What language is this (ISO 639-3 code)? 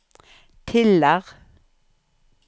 nor